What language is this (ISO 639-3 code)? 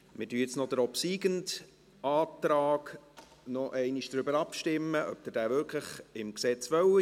gsw